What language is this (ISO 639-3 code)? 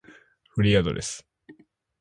jpn